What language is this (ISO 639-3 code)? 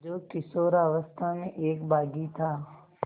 hin